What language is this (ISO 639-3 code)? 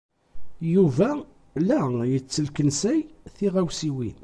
kab